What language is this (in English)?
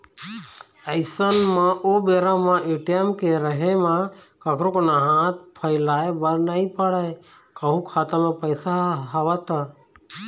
Chhattisgarhi